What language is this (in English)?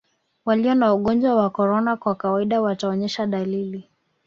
Swahili